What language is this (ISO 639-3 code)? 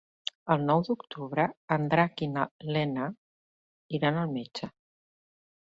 cat